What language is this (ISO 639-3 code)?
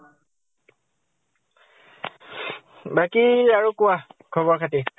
asm